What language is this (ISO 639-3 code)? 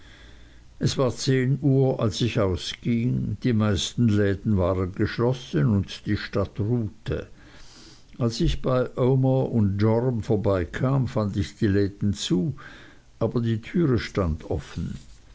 deu